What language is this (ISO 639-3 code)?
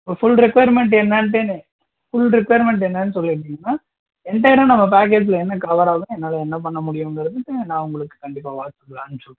tam